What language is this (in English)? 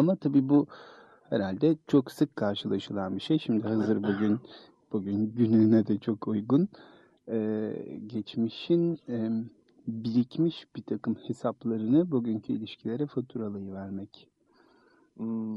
Turkish